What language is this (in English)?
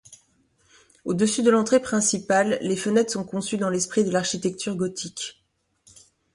French